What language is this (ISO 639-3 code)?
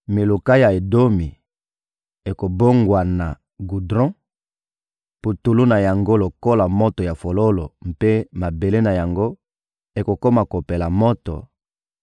lin